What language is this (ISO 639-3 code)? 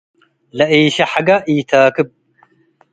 tig